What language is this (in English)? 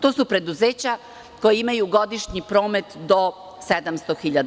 Serbian